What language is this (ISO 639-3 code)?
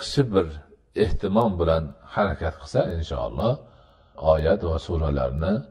nld